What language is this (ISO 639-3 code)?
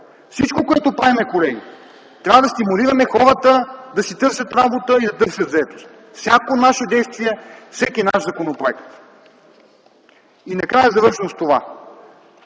bul